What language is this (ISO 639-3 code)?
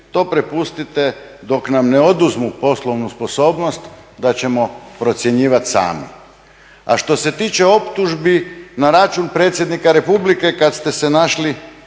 hrv